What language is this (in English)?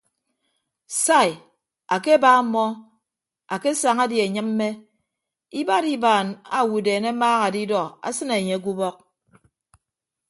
Ibibio